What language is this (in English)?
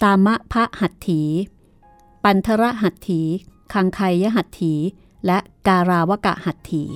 Thai